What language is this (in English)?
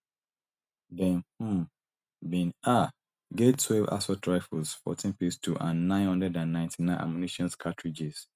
Nigerian Pidgin